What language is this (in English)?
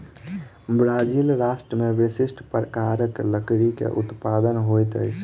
Maithili